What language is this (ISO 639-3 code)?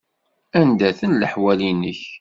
kab